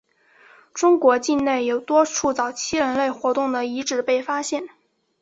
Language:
Chinese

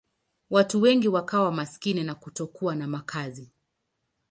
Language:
Swahili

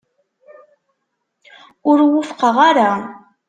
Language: Kabyle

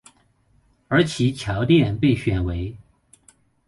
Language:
Chinese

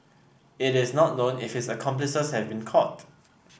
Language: English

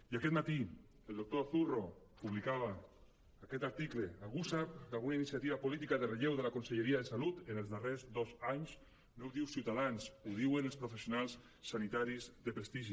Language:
Catalan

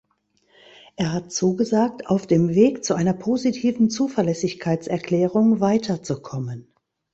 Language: German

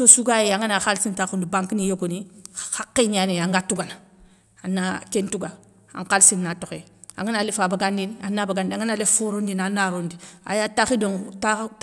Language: Soninke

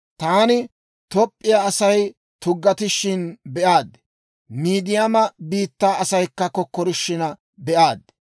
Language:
Dawro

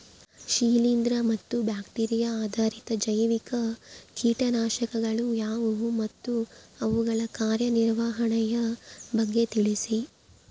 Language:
Kannada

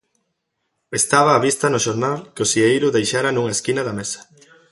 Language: Galician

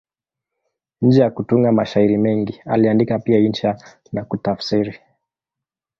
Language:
Swahili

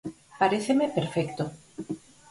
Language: Galician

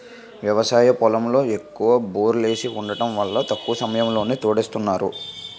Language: Telugu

